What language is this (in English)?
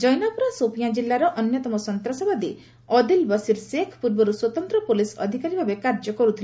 Odia